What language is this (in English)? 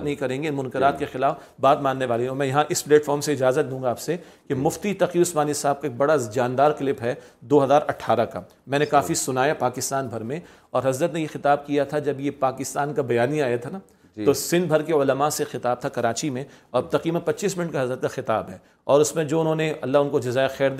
Urdu